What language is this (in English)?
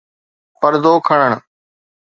Sindhi